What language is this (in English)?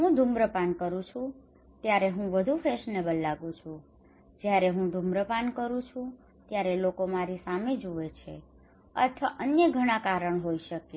Gujarati